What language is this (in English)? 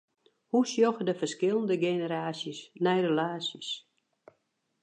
Western Frisian